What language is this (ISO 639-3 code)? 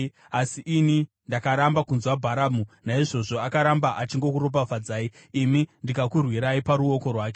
sna